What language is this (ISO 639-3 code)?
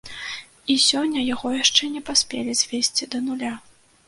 bel